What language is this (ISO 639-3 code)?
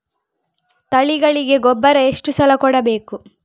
kan